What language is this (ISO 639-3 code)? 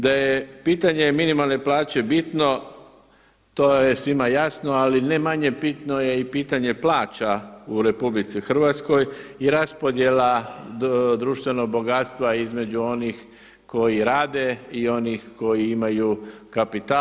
hrv